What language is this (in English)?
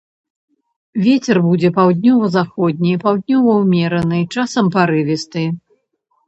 Belarusian